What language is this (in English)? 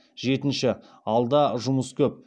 Kazakh